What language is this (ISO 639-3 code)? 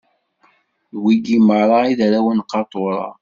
kab